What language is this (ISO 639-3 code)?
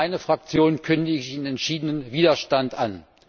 deu